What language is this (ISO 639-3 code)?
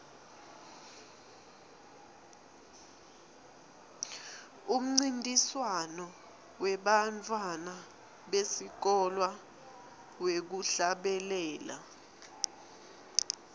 ssw